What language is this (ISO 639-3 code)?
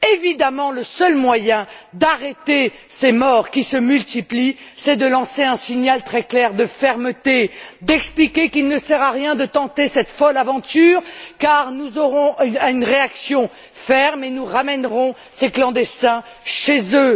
fra